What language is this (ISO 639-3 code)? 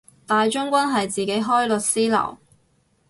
yue